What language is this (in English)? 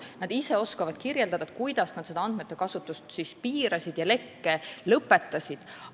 Estonian